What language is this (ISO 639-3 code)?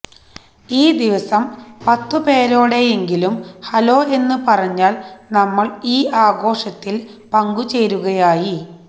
mal